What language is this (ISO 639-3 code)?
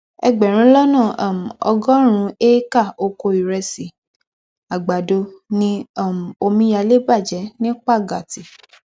yor